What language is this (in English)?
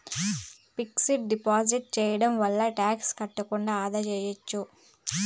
Telugu